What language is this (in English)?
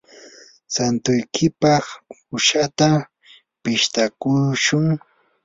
Yanahuanca Pasco Quechua